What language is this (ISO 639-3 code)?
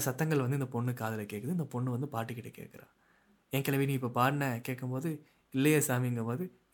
tam